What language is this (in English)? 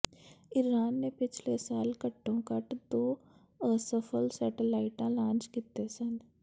Punjabi